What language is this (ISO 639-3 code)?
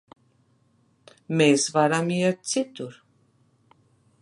lav